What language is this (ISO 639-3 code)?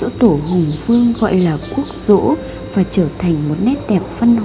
vie